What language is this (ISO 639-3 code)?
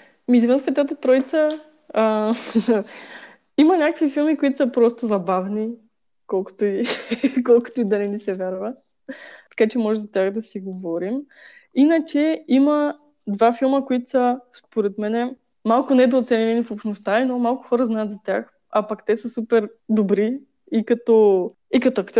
bul